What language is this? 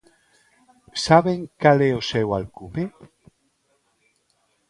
Galician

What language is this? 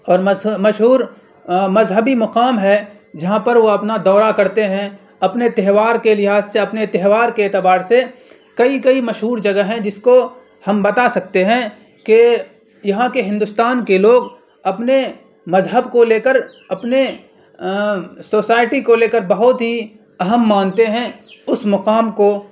Urdu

